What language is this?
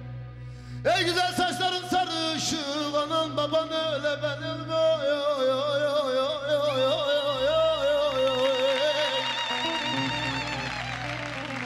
Turkish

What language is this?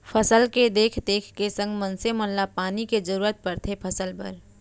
Chhattisgarhi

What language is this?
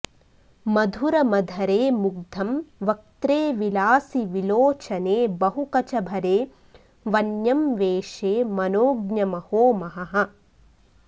Sanskrit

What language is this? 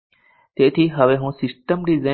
Gujarati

